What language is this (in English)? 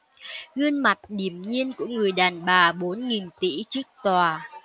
Vietnamese